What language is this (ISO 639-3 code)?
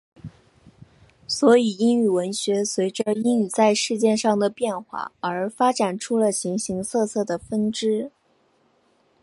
zho